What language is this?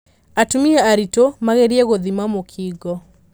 Kikuyu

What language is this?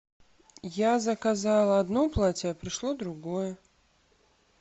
Russian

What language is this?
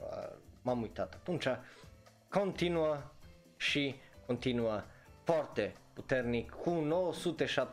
Romanian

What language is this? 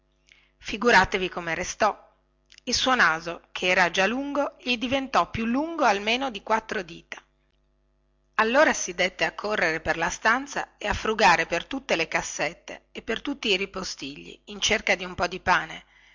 Italian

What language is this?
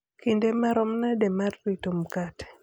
Luo (Kenya and Tanzania)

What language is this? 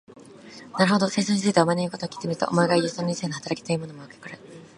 Japanese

